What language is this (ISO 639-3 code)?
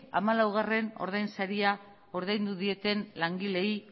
eus